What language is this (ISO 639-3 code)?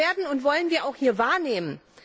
deu